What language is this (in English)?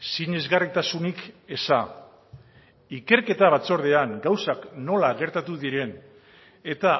Basque